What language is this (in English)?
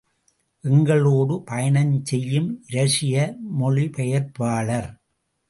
Tamil